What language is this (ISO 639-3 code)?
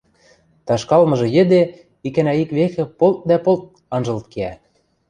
mrj